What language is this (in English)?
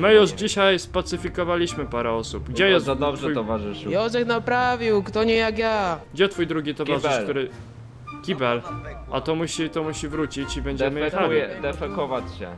Polish